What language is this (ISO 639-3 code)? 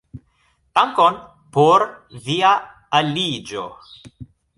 epo